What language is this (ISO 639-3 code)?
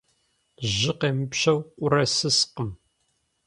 kbd